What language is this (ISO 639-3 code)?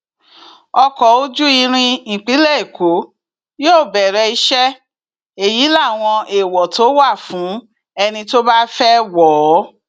yor